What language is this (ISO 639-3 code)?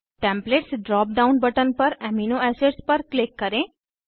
hin